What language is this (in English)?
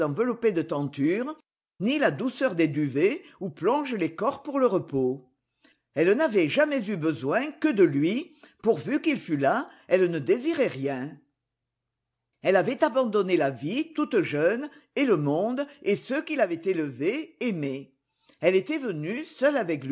French